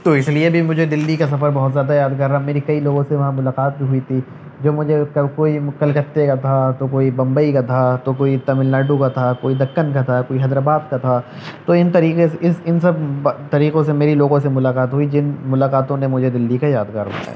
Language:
Urdu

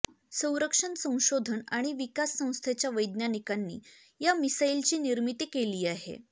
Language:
Marathi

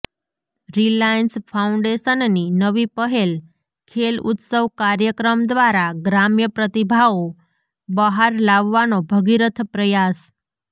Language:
Gujarati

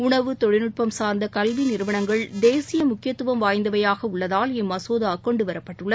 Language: Tamil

